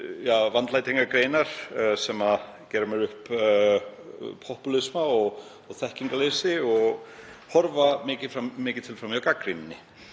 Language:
Icelandic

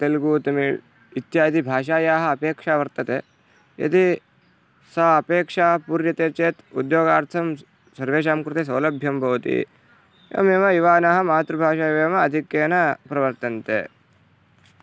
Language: Sanskrit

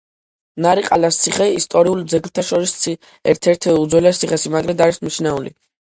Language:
Georgian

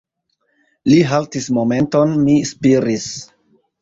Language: Esperanto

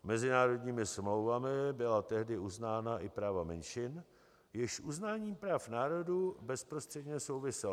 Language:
Czech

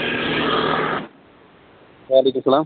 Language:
Kashmiri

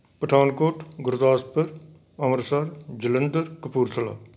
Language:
Punjabi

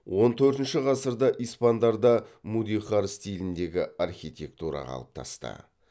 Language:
Kazakh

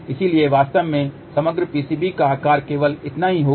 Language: Hindi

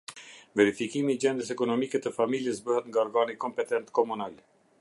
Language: Albanian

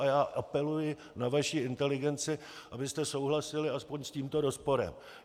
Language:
Czech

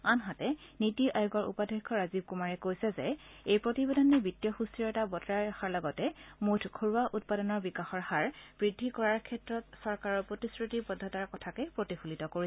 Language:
Assamese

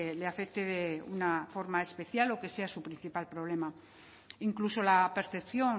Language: Spanish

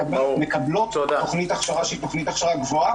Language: Hebrew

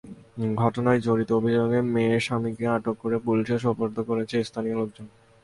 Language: Bangla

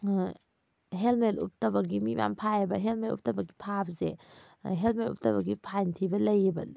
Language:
Manipuri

